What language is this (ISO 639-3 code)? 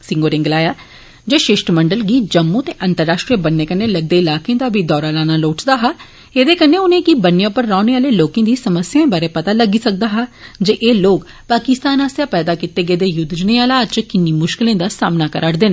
doi